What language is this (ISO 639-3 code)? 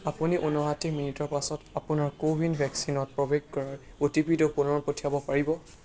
asm